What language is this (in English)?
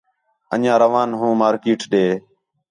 Khetrani